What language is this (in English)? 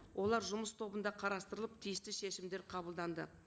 Kazakh